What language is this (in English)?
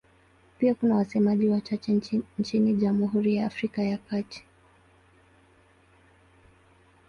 Swahili